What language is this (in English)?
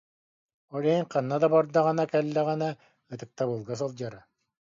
Yakut